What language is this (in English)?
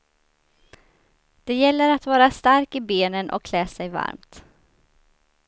Swedish